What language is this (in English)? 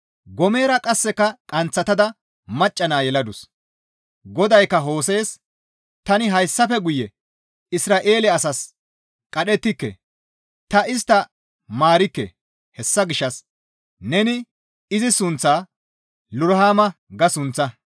Gamo